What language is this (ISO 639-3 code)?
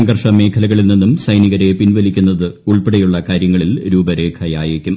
mal